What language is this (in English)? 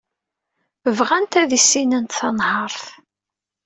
Kabyle